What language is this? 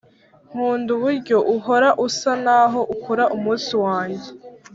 Kinyarwanda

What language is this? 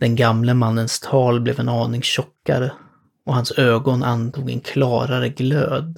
Swedish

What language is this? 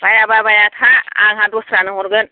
Bodo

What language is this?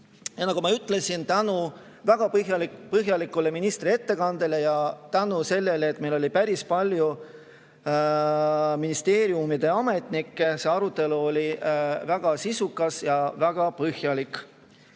Estonian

